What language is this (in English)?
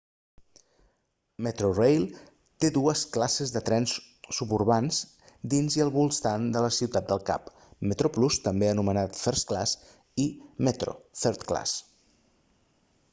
Catalan